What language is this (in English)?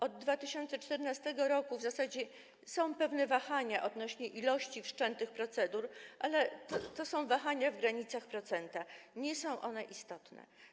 Polish